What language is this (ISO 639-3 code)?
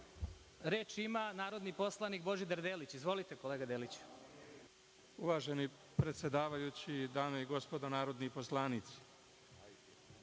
srp